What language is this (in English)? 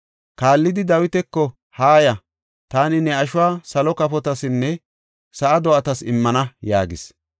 Gofa